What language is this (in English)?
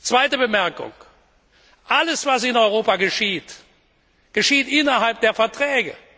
German